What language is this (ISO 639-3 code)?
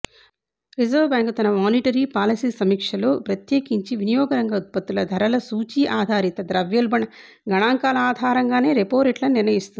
tel